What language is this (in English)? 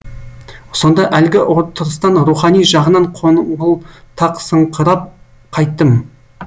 Kazakh